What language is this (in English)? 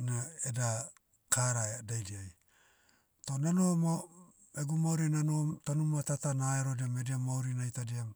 Motu